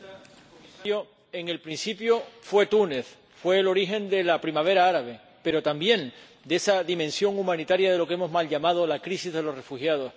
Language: Spanish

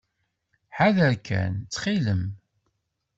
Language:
Kabyle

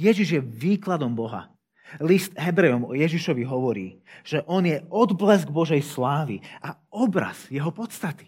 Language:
Slovak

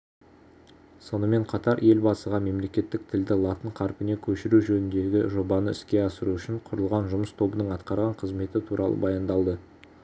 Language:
Kazakh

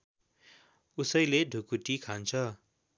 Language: Nepali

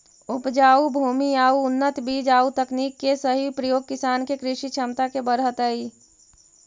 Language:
Magahi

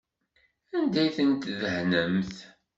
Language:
Kabyle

